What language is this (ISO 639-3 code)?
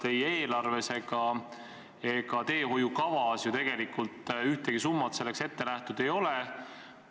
est